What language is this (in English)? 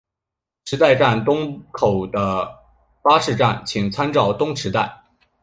Chinese